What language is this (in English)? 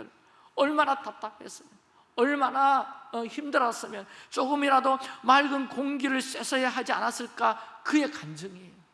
Korean